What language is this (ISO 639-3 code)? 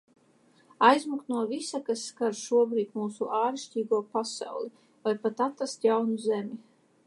lav